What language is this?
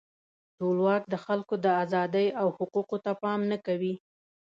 Pashto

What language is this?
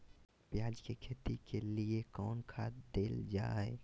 Magahi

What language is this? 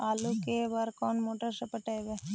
Magahi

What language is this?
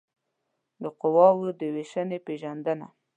Pashto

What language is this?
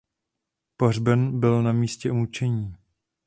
Czech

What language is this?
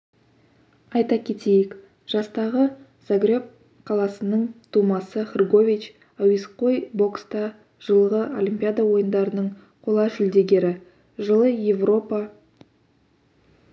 Kazakh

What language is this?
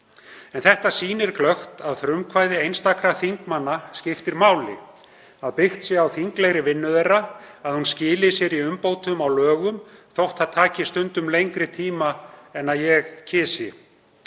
Icelandic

